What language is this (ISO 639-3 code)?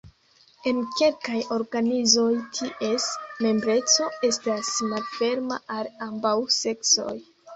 epo